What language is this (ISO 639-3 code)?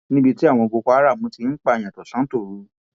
yor